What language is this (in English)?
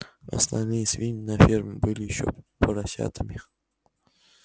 Russian